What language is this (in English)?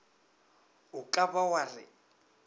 Northern Sotho